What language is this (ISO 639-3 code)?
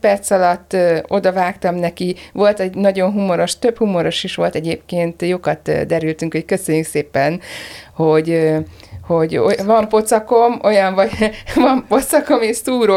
hun